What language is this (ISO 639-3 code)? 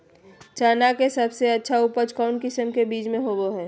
mag